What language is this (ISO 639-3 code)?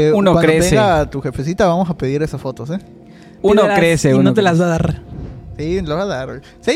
spa